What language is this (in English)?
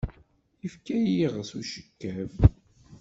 Kabyle